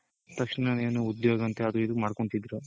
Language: Kannada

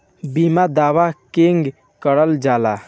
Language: Bhojpuri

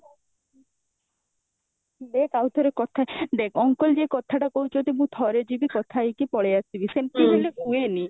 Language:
Odia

